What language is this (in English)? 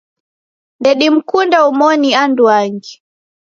Taita